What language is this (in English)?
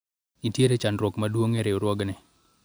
Luo (Kenya and Tanzania)